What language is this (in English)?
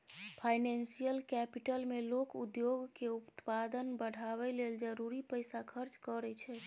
Maithili